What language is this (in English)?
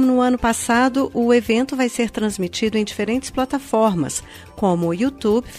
Portuguese